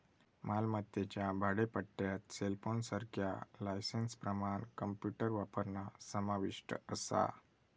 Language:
Marathi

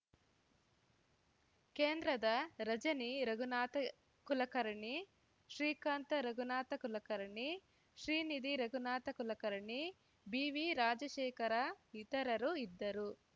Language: Kannada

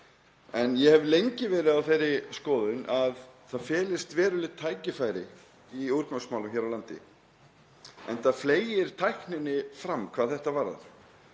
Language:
Icelandic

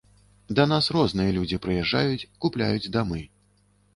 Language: Belarusian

